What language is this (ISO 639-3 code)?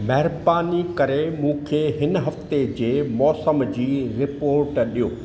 snd